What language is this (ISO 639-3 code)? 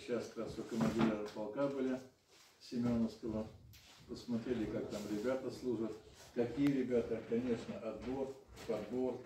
rus